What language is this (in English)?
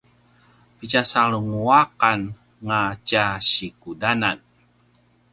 Paiwan